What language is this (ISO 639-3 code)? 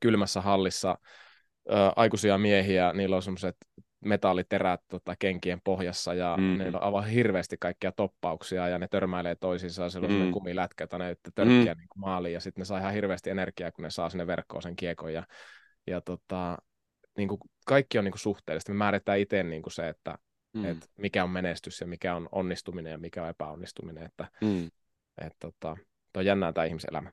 fin